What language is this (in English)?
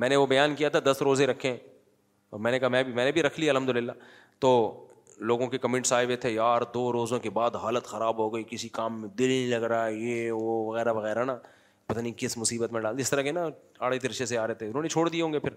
Urdu